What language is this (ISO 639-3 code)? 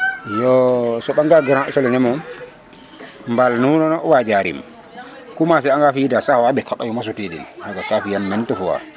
srr